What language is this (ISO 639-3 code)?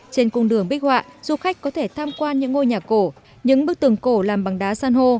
vie